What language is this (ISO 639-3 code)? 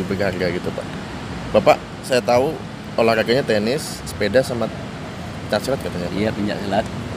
ind